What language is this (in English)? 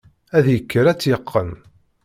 Kabyle